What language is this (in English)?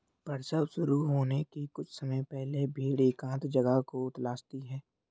Hindi